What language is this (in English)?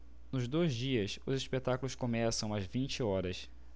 Portuguese